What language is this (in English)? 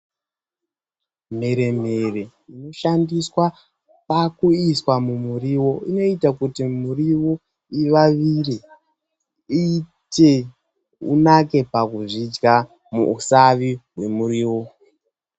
Ndau